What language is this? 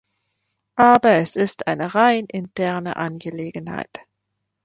German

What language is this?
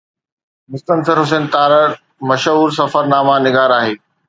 Sindhi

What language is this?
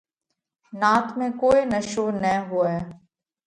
Parkari Koli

